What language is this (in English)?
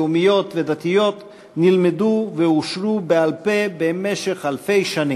Hebrew